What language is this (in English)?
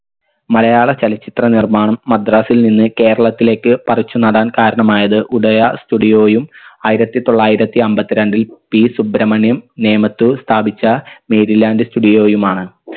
Malayalam